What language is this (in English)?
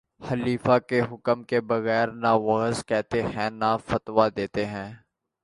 Urdu